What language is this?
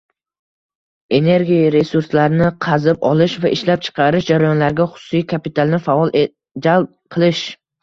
Uzbek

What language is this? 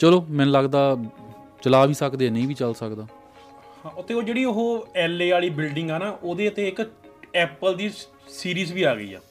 Punjabi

